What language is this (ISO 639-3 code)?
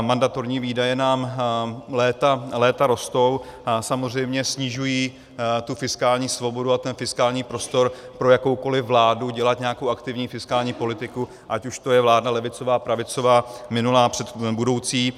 ces